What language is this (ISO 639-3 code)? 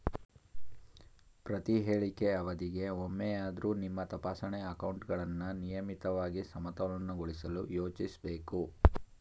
kan